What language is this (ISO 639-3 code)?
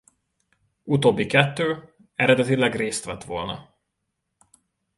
hun